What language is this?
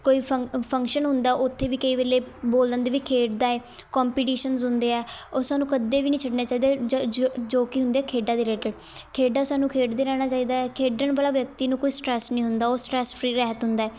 Punjabi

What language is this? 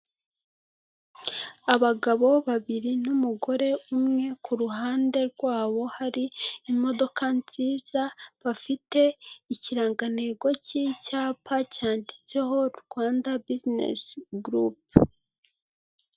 Kinyarwanda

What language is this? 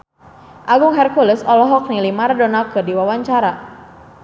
Sundanese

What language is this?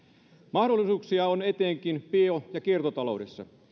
Finnish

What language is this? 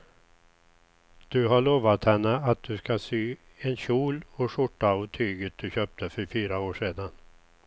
Swedish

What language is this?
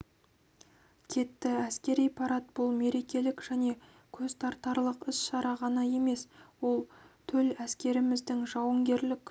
Kazakh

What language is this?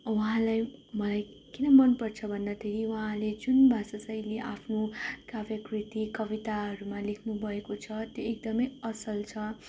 Nepali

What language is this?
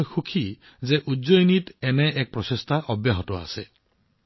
Assamese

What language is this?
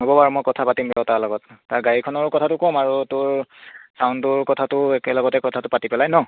Assamese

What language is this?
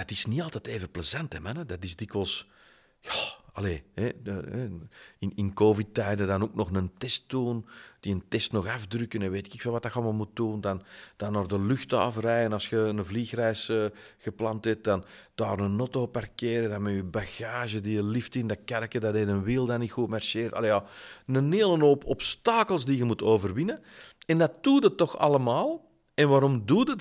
Dutch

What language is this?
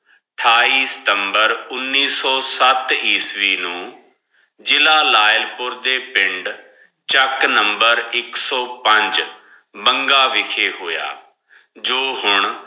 Punjabi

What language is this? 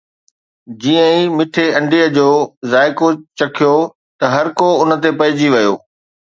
Sindhi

